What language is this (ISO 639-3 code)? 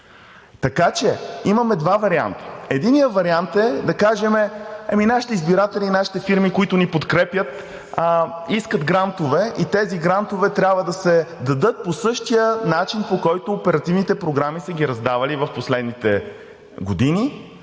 bul